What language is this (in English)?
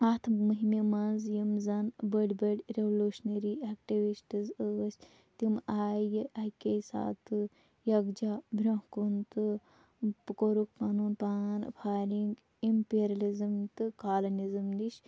Kashmiri